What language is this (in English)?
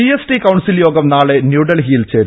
Malayalam